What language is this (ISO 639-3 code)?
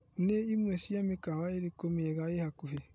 kik